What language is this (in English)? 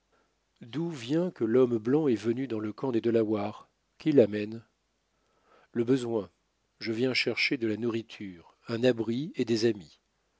French